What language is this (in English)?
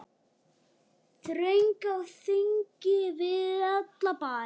Icelandic